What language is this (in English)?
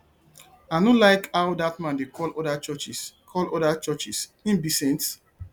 Nigerian Pidgin